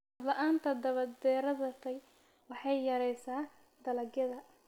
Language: Somali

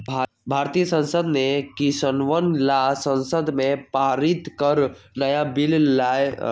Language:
Magahi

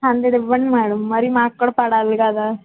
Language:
Telugu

